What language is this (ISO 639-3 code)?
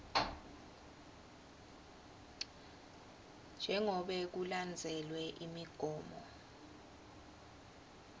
ssw